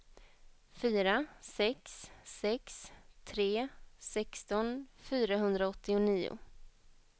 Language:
Swedish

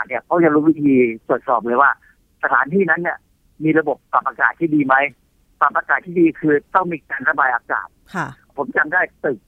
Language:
Thai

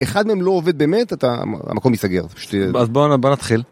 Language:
Hebrew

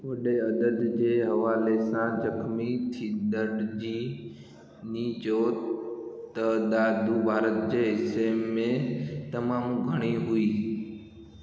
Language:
Sindhi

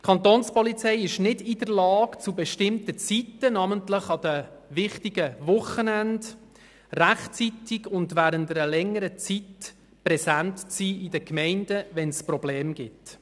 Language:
Swiss German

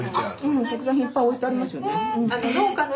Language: Japanese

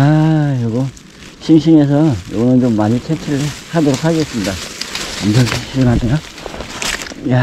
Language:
Korean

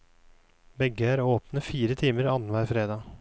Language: Norwegian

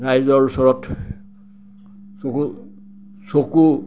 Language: Assamese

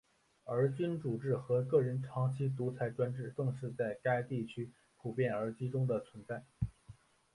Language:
Chinese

